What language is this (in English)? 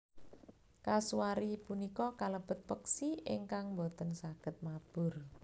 Javanese